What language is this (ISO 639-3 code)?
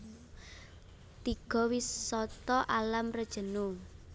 jav